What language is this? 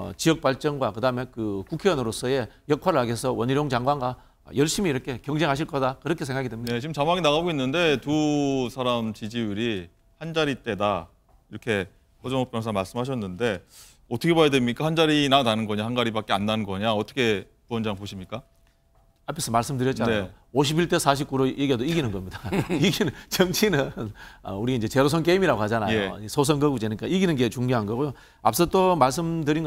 Korean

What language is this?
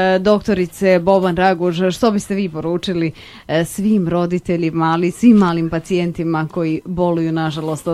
Croatian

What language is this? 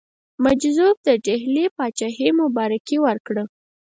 Pashto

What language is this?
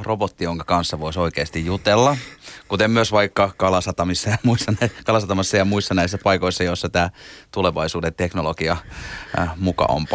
Finnish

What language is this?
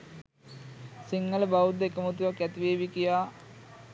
Sinhala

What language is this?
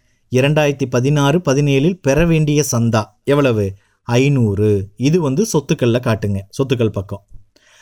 Tamil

